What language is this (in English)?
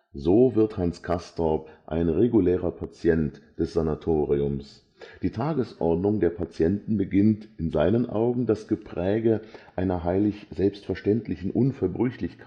German